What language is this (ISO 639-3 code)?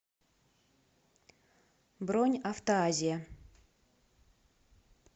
rus